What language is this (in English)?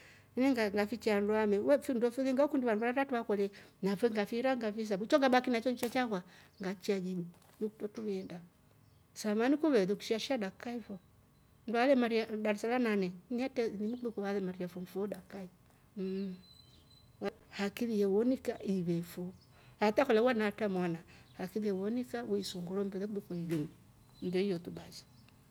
Rombo